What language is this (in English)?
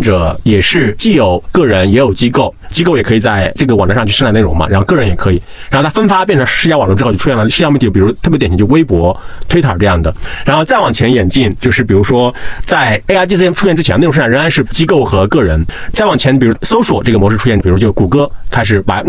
Chinese